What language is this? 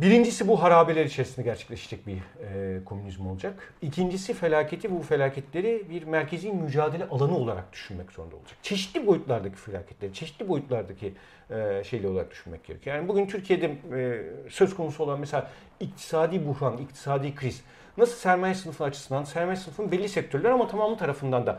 Turkish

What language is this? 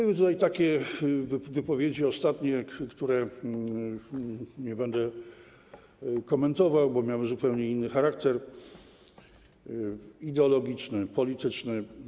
Polish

